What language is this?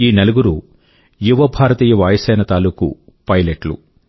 Telugu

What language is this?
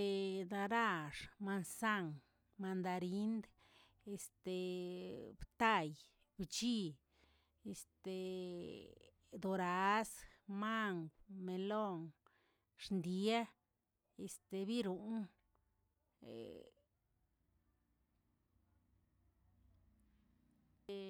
Tilquiapan Zapotec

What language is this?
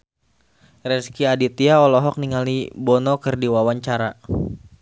Sundanese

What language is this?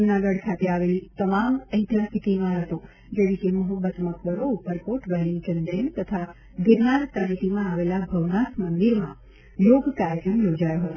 Gujarati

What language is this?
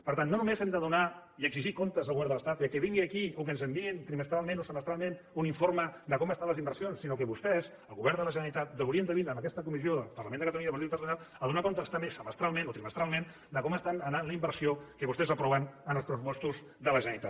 Catalan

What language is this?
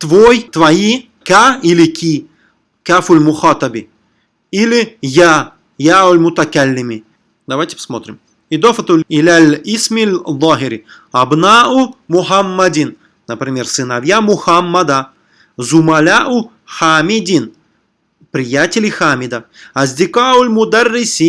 Russian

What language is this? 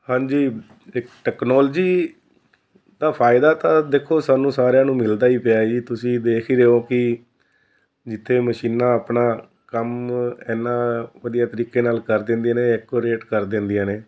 Punjabi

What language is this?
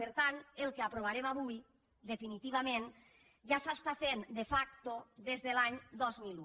Catalan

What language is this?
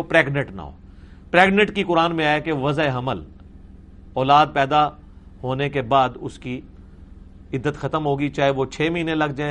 Urdu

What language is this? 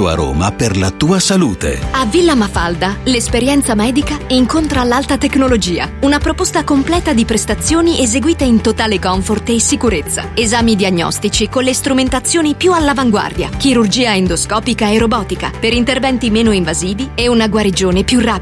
Italian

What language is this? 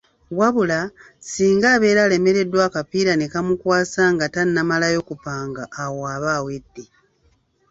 Ganda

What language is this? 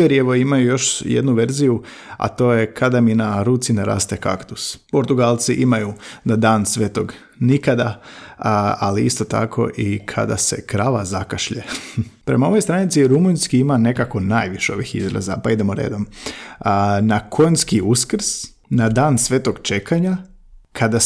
Croatian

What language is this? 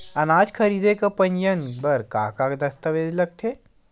Chhattisgarhi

